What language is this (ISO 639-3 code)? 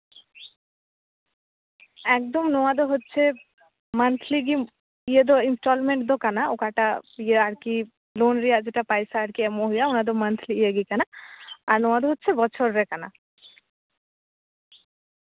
sat